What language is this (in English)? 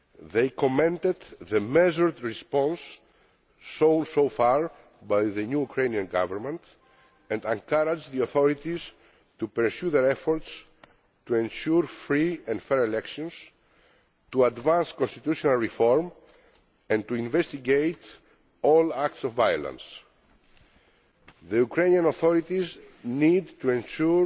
English